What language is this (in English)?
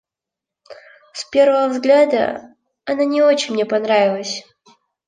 Russian